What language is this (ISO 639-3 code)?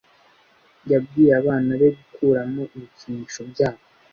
kin